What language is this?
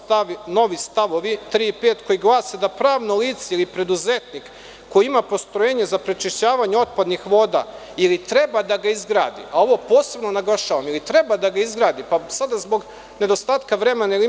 Serbian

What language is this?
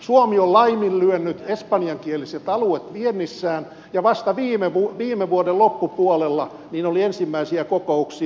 Finnish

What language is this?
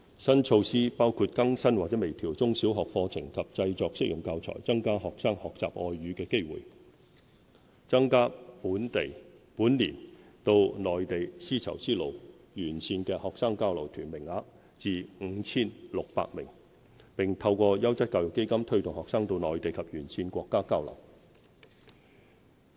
Cantonese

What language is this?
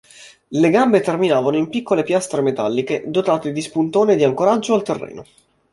Italian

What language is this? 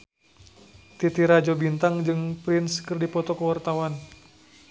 Sundanese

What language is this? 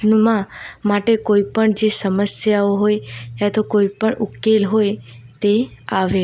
Gujarati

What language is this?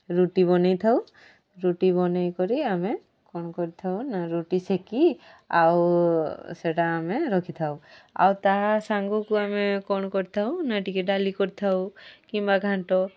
Odia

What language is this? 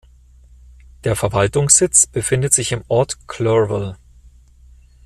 German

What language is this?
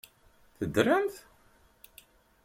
Kabyle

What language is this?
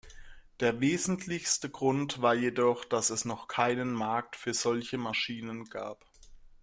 German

